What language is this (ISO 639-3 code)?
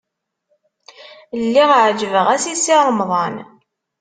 kab